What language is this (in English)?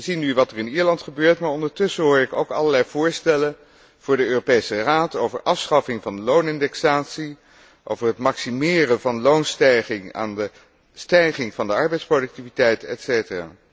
Dutch